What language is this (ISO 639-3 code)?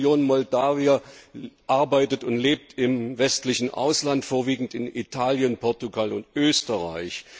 deu